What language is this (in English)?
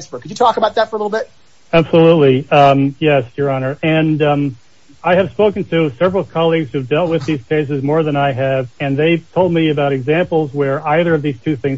English